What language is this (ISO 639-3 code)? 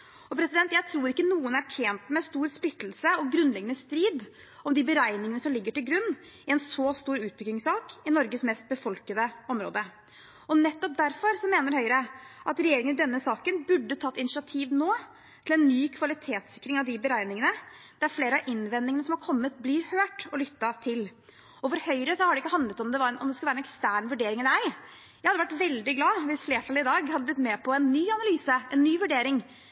nob